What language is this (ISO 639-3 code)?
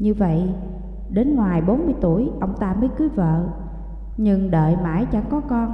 vie